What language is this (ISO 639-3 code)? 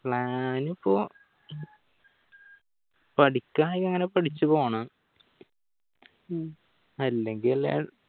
mal